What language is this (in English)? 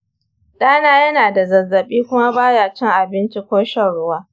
Hausa